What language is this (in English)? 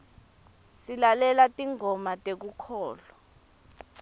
Swati